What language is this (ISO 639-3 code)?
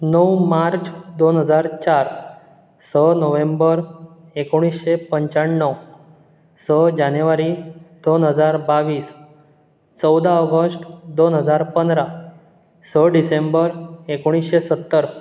kok